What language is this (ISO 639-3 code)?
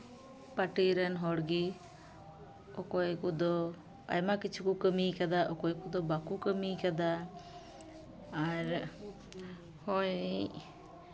sat